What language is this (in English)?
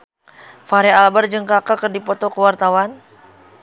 Sundanese